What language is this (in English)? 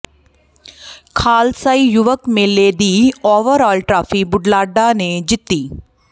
Punjabi